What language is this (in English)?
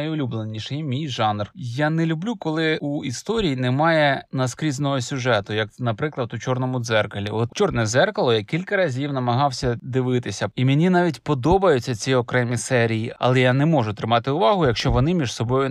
Ukrainian